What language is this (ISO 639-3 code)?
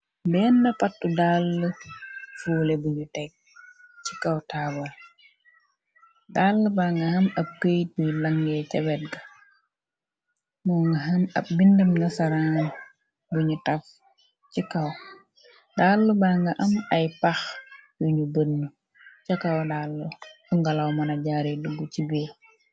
wol